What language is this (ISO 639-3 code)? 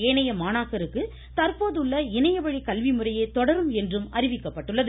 tam